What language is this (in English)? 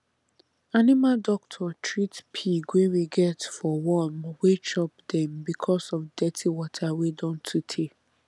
Nigerian Pidgin